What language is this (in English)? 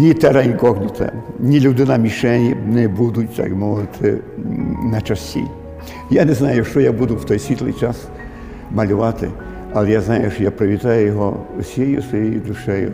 Ukrainian